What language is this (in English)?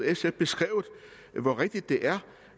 Danish